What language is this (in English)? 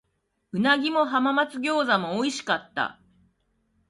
Japanese